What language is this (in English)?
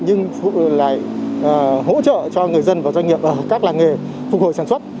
Vietnamese